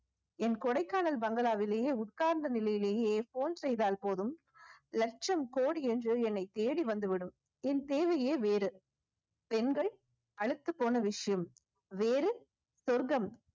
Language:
Tamil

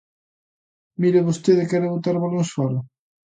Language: Galician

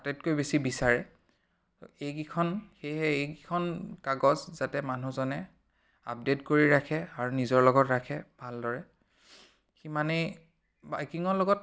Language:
Assamese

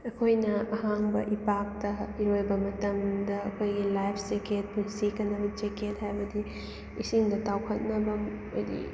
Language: Manipuri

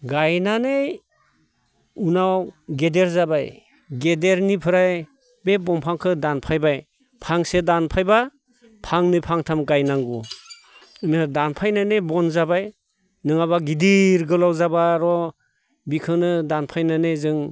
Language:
Bodo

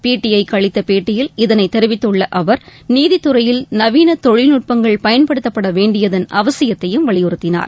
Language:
Tamil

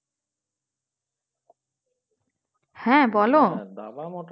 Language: Bangla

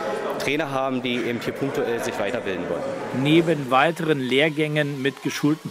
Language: German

